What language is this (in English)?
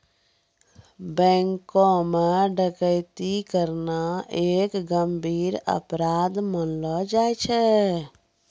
Maithili